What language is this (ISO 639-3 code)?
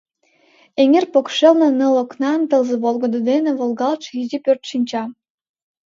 chm